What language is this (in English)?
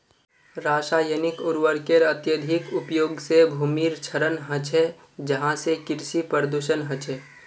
Magahi